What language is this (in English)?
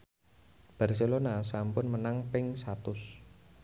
Javanese